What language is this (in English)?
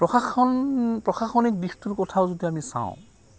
Assamese